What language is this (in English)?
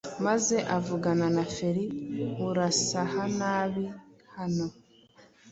Kinyarwanda